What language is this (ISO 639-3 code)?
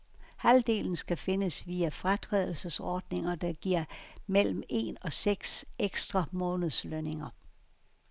dan